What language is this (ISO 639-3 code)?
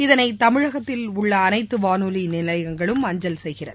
tam